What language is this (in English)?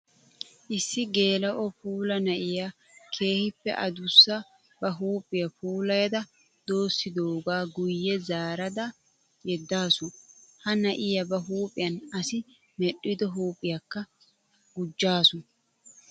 Wolaytta